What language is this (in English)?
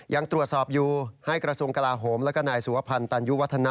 Thai